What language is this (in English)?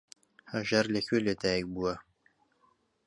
Central Kurdish